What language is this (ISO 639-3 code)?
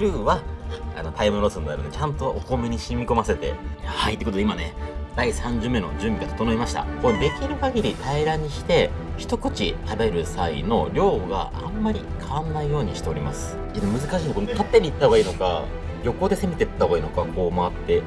jpn